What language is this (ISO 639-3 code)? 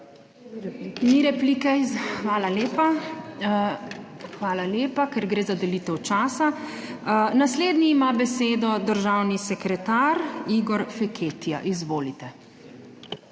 slv